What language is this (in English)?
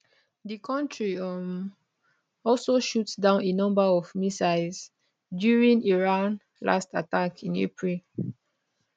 Nigerian Pidgin